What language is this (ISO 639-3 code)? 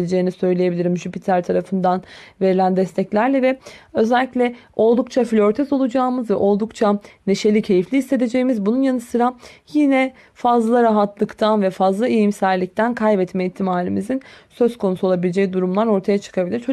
tur